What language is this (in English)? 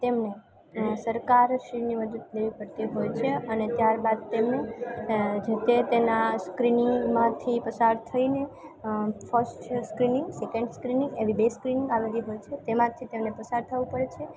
Gujarati